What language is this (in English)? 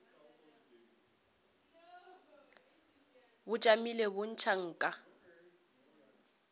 Northern Sotho